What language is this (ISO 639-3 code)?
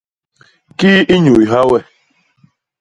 bas